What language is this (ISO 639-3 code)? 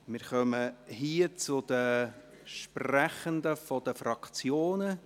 gsw